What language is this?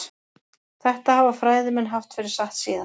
Icelandic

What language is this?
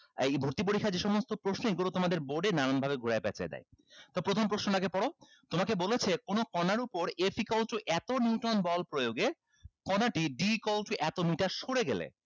Bangla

